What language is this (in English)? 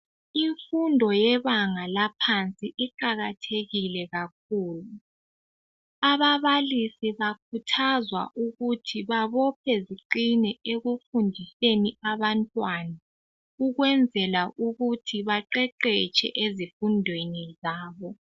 North Ndebele